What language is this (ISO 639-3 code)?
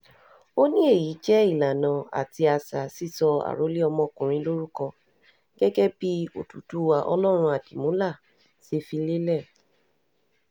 yor